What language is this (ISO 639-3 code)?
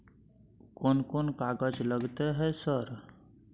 mai